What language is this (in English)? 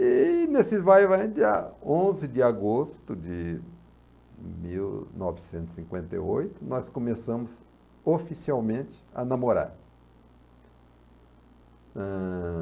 Portuguese